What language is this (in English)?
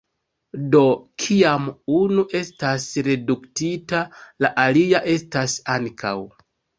Esperanto